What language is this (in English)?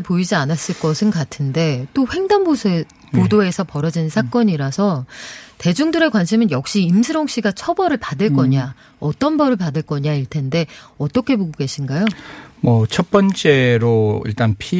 Korean